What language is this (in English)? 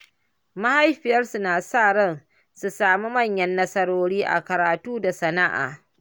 Hausa